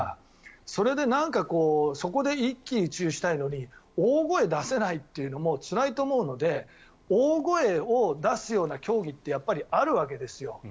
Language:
Japanese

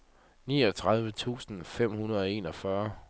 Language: Danish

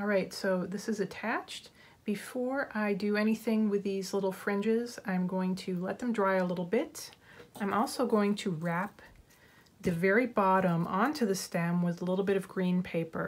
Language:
English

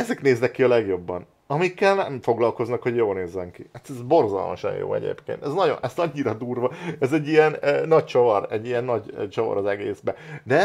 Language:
Hungarian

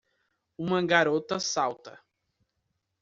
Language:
Portuguese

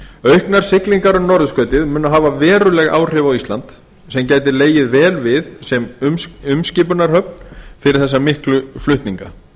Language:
Icelandic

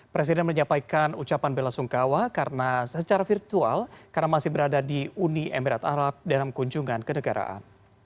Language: Indonesian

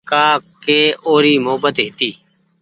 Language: Goaria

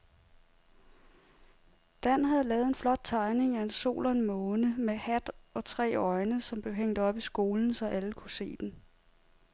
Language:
Danish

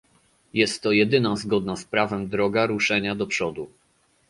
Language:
Polish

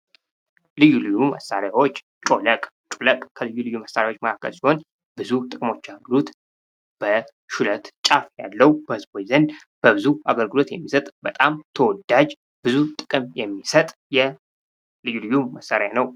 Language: Amharic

